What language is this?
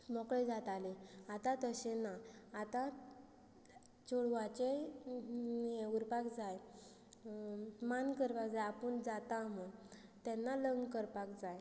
Konkani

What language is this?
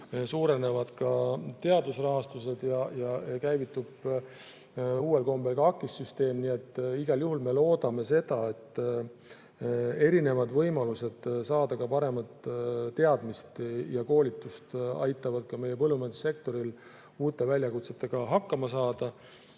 Estonian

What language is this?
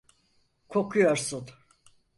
Turkish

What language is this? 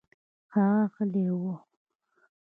Pashto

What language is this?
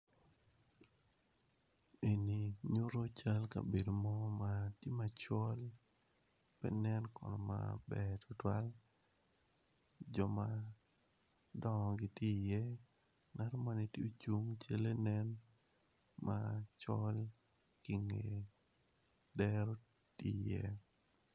Acoli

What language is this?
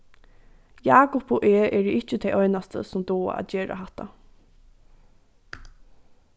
Faroese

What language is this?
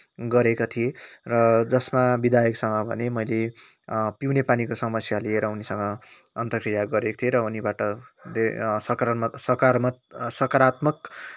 Nepali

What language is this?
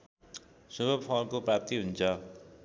Nepali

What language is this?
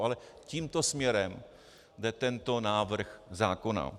Czech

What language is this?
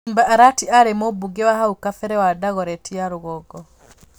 Kikuyu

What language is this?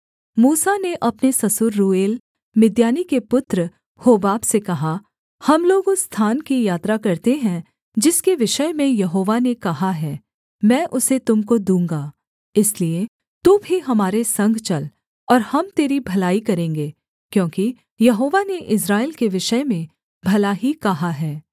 Hindi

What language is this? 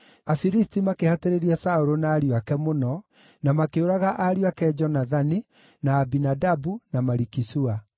Kikuyu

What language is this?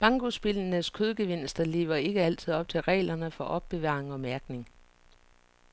Danish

